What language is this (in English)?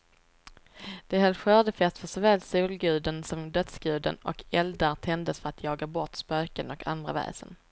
Swedish